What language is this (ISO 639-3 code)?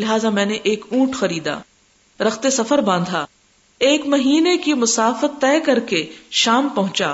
urd